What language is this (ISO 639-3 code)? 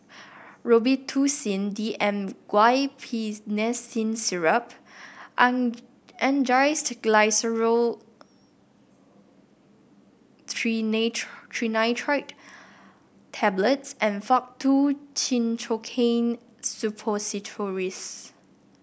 eng